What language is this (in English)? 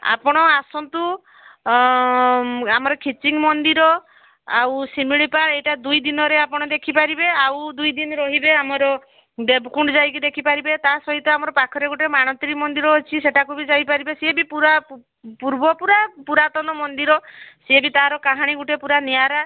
Odia